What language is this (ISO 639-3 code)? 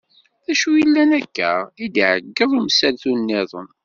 kab